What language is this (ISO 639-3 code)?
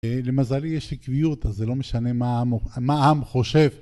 heb